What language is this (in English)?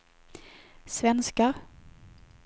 Swedish